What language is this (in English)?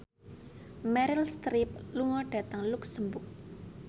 Javanese